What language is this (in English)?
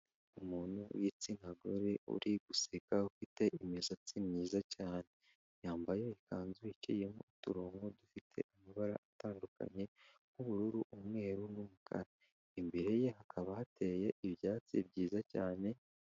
Kinyarwanda